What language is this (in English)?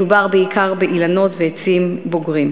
Hebrew